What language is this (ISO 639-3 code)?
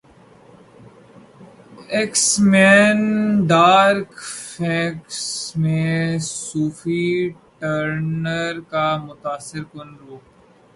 urd